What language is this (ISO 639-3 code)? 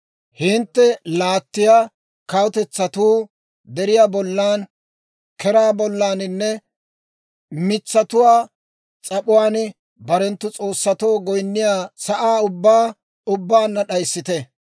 dwr